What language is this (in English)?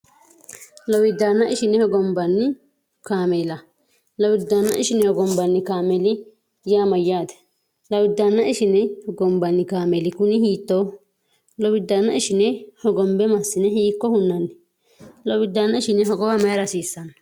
Sidamo